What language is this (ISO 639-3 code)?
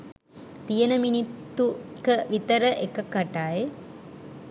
sin